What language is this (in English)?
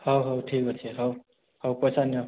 Odia